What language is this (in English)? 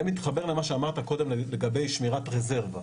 Hebrew